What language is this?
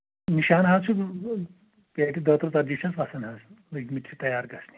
Kashmiri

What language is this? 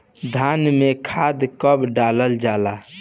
Bhojpuri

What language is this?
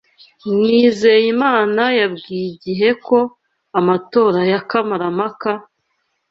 Kinyarwanda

